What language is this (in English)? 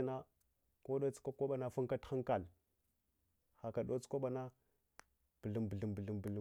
Hwana